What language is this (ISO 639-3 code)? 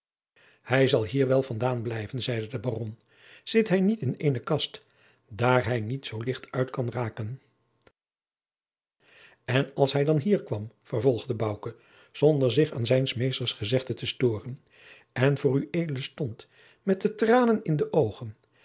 nld